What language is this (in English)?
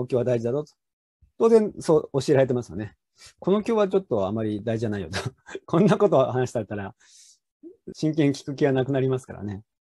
Japanese